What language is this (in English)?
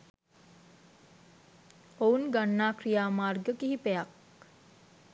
Sinhala